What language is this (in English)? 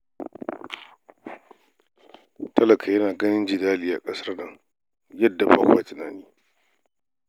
Hausa